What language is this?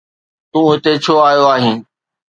Sindhi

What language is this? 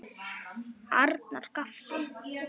Icelandic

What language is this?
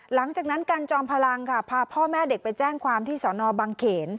Thai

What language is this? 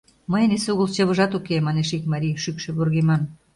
Mari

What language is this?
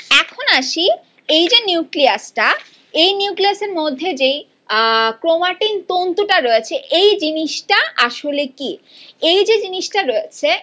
Bangla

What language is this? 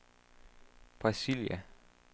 Danish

